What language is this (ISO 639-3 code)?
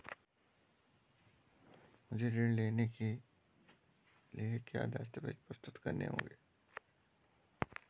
hin